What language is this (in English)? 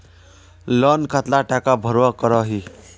Magahi